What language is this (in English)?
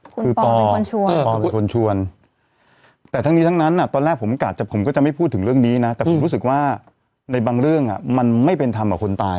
Thai